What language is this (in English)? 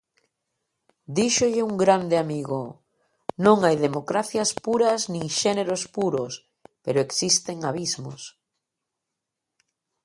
Galician